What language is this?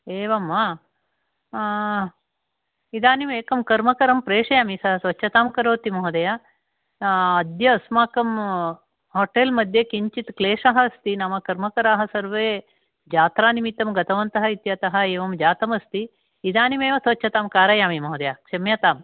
Sanskrit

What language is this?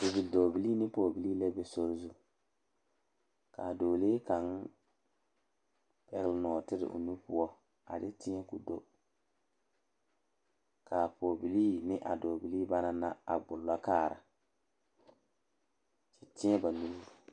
Southern Dagaare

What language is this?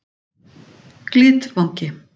Icelandic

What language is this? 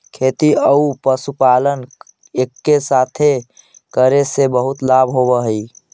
Magahi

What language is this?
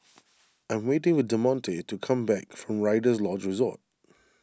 English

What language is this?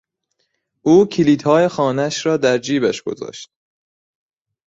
Persian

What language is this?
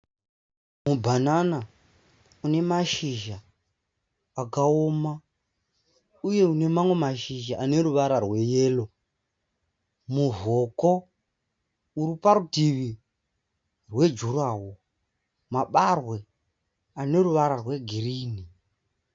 Shona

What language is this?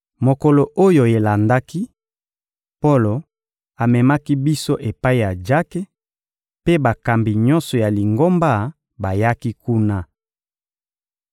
Lingala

